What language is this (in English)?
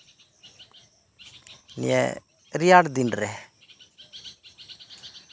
Santali